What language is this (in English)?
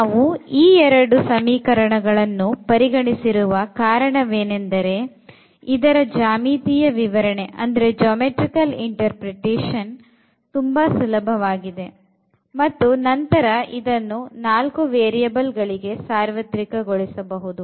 Kannada